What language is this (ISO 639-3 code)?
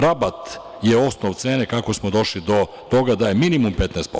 srp